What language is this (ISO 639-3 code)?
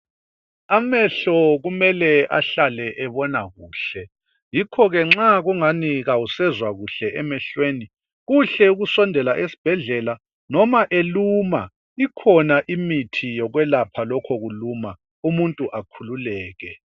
nde